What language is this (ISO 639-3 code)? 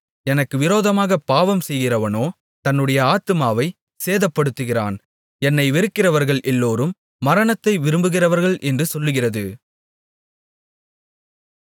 tam